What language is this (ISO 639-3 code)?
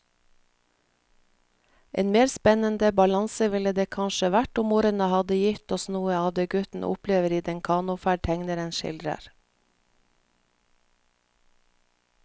nor